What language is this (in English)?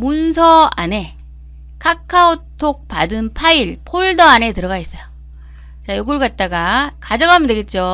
Korean